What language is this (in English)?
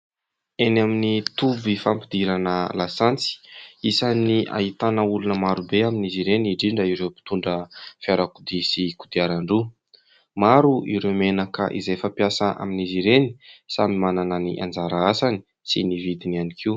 Malagasy